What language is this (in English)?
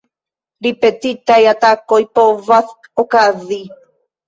Esperanto